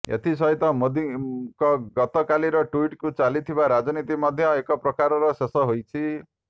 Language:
Odia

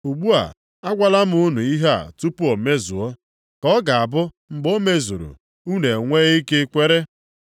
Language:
Igbo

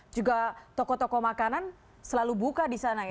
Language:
Indonesian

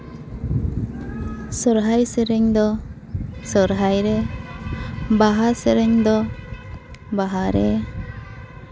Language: Santali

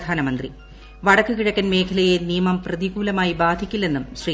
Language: Malayalam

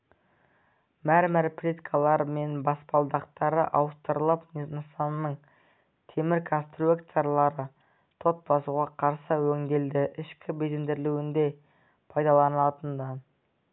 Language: Kazakh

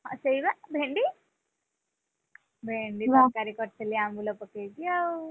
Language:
Odia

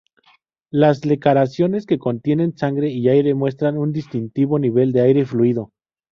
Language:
Spanish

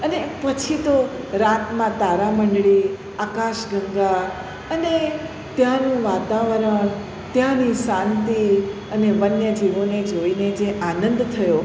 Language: Gujarati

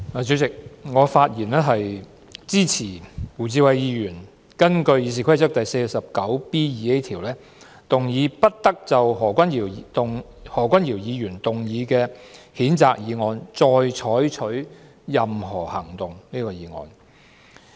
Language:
Cantonese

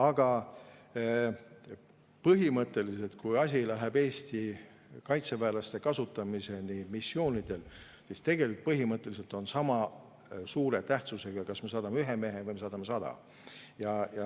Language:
Estonian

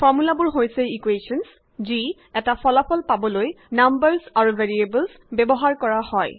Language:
Assamese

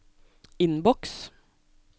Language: Norwegian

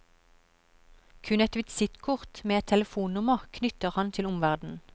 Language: Norwegian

